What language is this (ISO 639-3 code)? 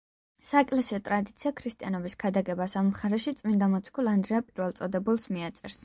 kat